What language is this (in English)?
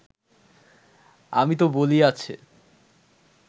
Bangla